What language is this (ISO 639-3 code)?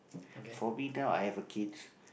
eng